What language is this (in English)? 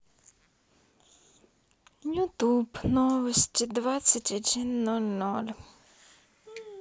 Russian